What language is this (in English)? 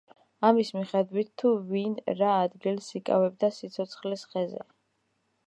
Georgian